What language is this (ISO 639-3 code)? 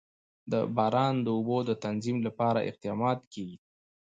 pus